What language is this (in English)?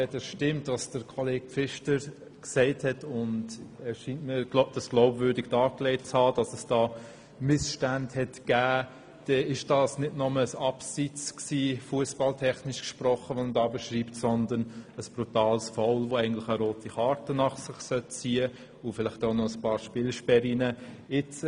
Swiss German